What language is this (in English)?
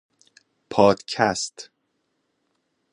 Persian